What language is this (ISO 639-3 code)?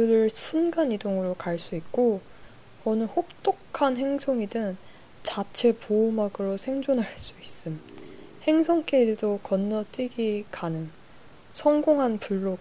kor